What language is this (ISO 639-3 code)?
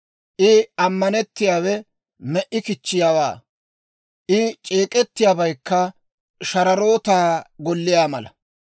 dwr